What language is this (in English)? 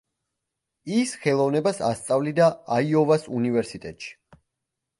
Georgian